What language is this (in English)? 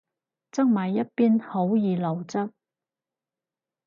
Cantonese